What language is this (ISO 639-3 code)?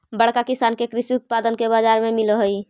mag